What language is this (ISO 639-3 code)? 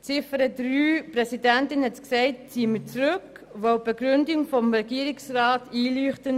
gsw